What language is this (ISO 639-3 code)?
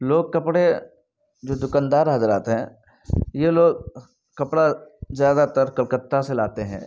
urd